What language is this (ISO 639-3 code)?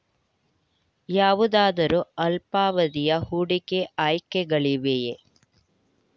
kan